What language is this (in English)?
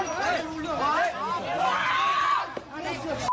Thai